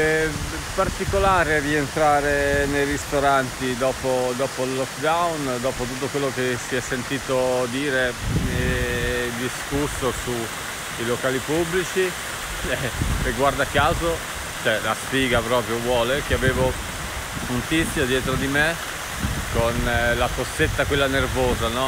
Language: Italian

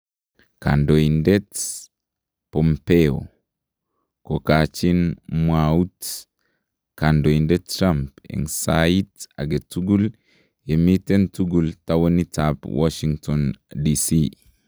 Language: Kalenjin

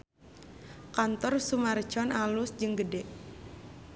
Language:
Sundanese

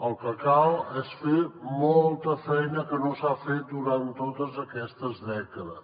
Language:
Catalan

